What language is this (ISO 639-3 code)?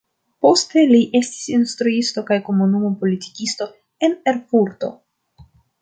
epo